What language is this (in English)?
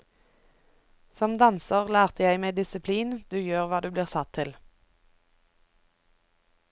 Norwegian